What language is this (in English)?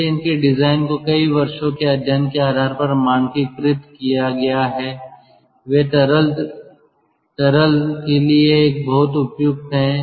Hindi